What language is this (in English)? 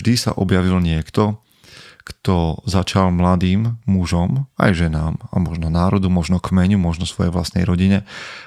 Slovak